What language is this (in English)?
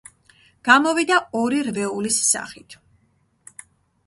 Georgian